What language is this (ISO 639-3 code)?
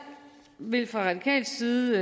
dan